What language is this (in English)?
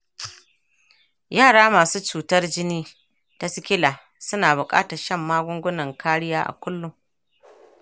Hausa